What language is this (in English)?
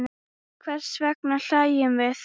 Icelandic